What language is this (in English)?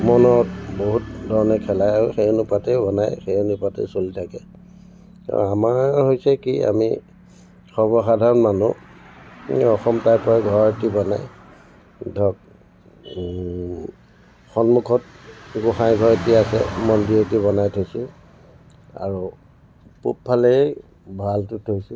Assamese